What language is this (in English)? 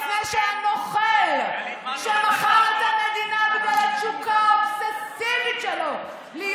Hebrew